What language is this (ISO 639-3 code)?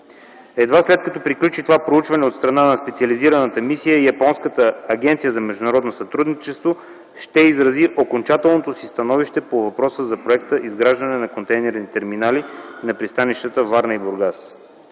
bul